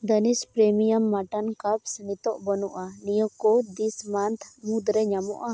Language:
Santali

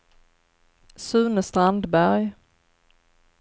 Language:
Swedish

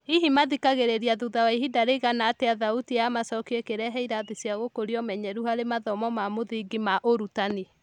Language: Kikuyu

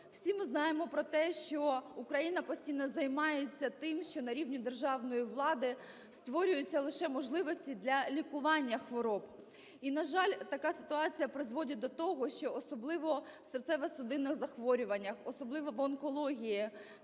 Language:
Ukrainian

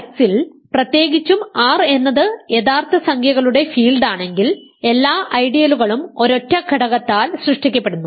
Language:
Malayalam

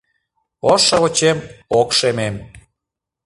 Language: Mari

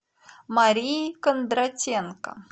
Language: Russian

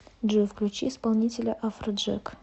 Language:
Russian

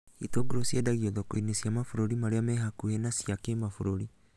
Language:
Kikuyu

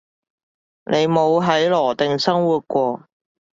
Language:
Cantonese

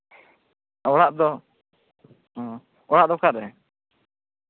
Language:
Santali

